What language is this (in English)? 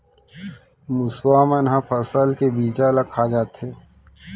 Chhattisgarhi